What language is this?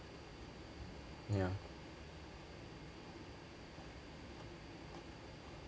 English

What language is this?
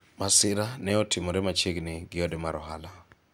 Luo (Kenya and Tanzania)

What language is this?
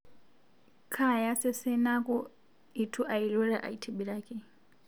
Masai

